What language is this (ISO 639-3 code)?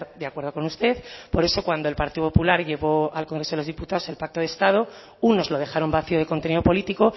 spa